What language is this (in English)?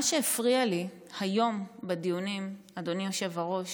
Hebrew